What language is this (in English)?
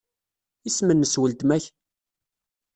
Kabyle